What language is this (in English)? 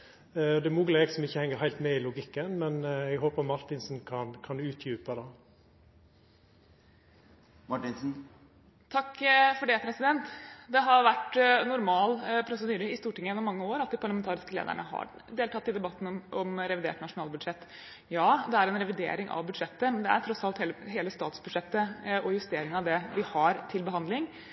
Norwegian